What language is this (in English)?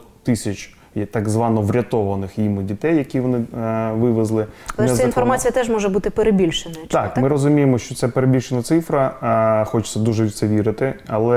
Ukrainian